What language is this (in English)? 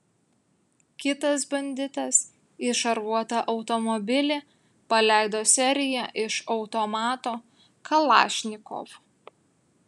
Lithuanian